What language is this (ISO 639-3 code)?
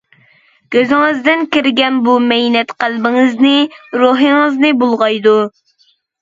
uig